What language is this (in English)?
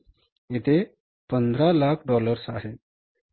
Marathi